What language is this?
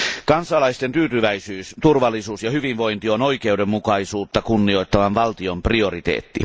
Finnish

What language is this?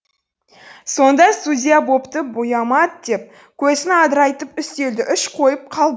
Kazakh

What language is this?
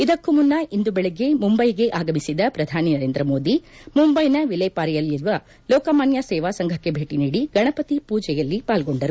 Kannada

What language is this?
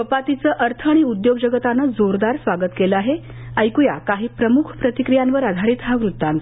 Marathi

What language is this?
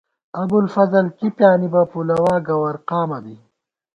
Gawar-Bati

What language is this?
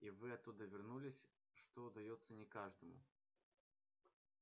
Russian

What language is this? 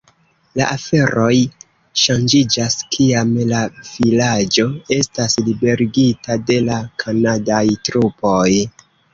Esperanto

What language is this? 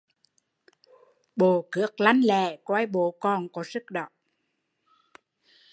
Vietnamese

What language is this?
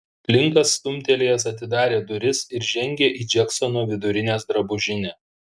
Lithuanian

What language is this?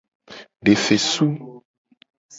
Gen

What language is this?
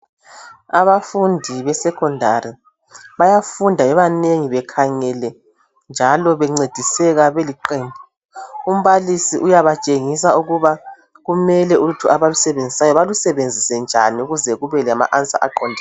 North Ndebele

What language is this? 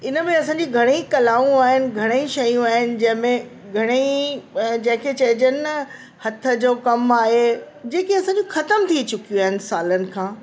Sindhi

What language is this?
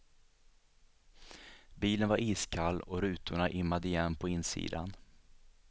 Swedish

